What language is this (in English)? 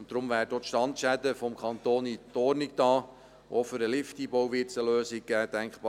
Swiss German